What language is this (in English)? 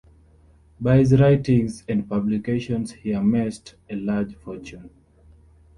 English